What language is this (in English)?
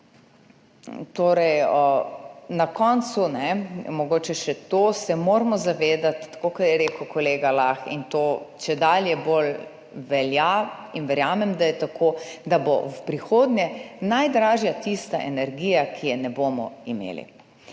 Slovenian